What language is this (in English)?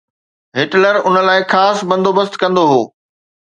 Sindhi